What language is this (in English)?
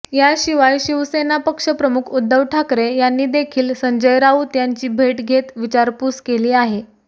Marathi